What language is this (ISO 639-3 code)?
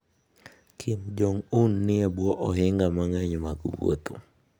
luo